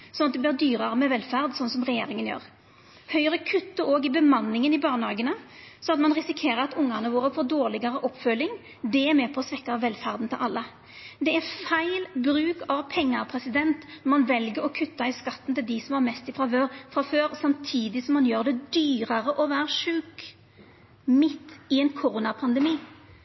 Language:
Norwegian Nynorsk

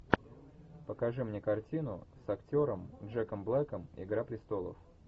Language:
Russian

